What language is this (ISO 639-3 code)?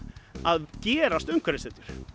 isl